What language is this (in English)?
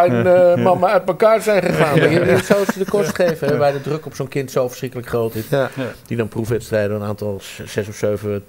Dutch